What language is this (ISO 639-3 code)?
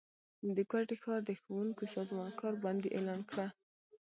pus